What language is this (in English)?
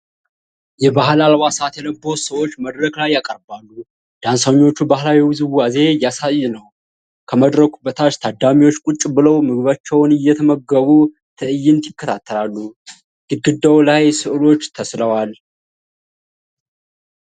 Amharic